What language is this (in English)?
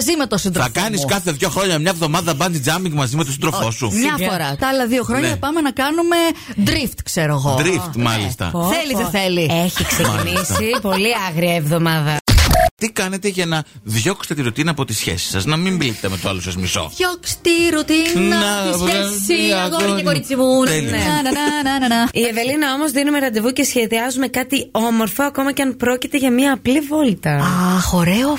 Greek